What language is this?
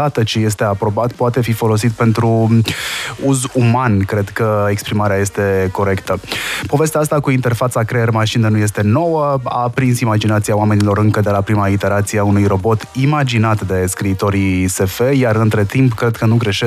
Romanian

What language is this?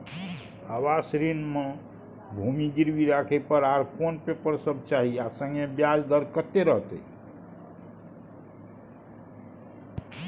Maithili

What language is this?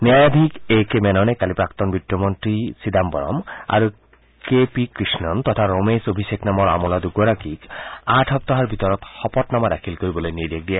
Assamese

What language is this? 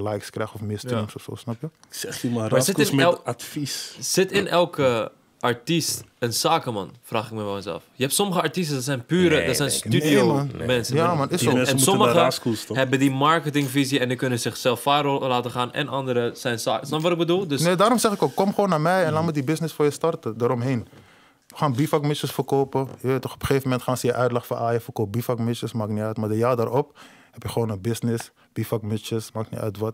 Dutch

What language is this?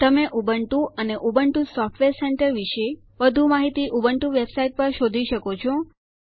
Gujarati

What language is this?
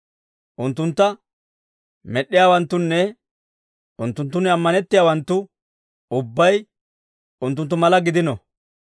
Dawro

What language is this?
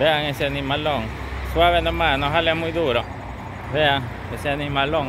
Spanish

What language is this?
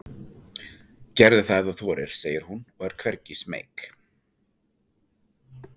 Icelandic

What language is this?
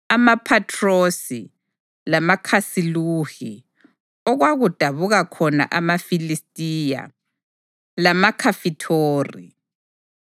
North Ndebele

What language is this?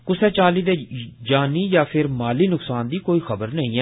Dogri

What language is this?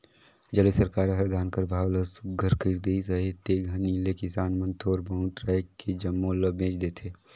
Chhattisgarhi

